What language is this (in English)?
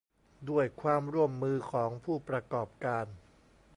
Thai